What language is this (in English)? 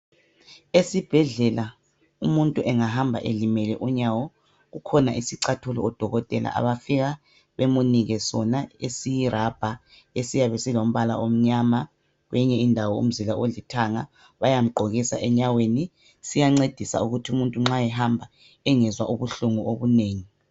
North Ndebele